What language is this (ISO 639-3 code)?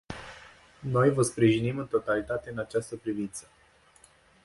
ron